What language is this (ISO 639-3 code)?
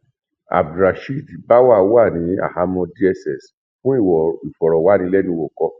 yor